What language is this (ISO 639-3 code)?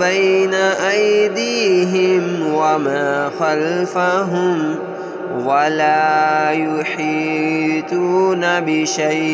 ara